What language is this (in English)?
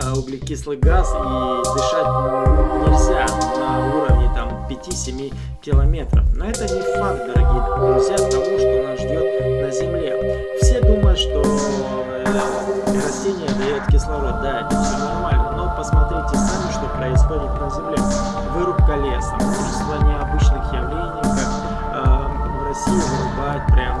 Russian